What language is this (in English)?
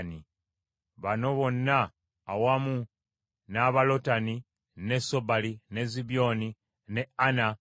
Ganda